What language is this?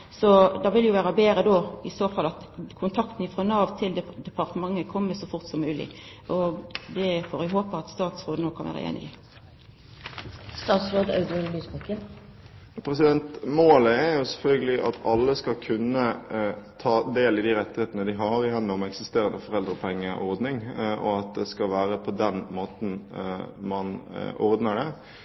Norwegian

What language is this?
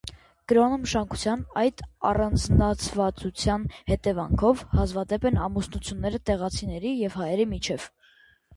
Armenian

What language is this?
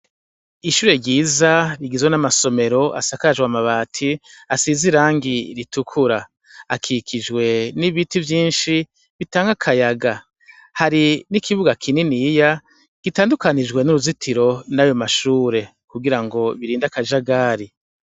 Rundi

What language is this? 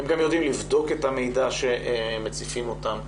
Hebrew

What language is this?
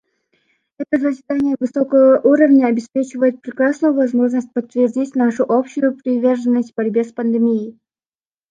Russian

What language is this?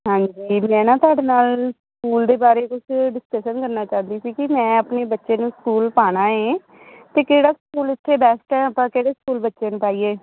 Punjabi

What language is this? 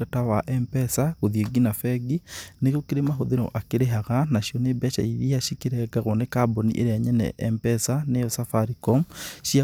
Kikuyu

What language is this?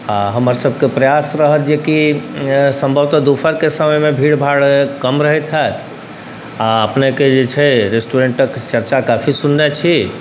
Maithili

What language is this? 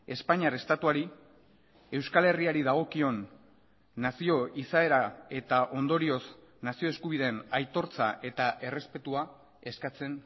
Basque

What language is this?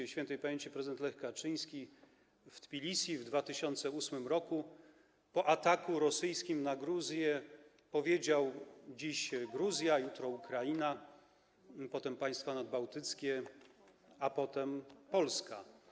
Polish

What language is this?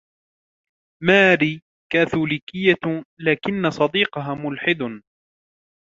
Arabic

